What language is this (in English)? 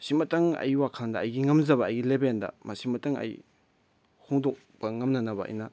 Manipuri